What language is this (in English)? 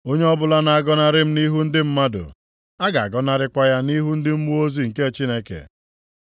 Igbo